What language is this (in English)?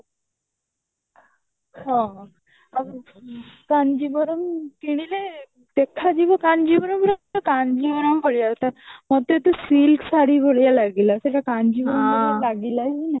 Odia